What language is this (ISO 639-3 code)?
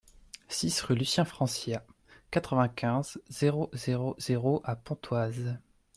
fra